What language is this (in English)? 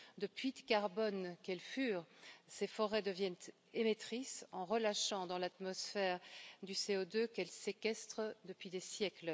French